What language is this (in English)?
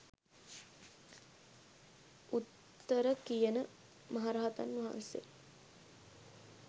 Sinhala